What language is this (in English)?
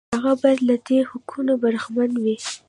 Pashto